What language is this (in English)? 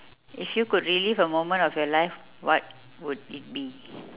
English